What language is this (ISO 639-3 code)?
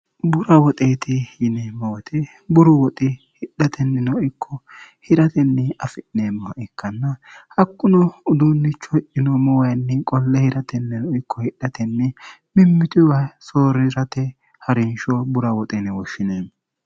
sid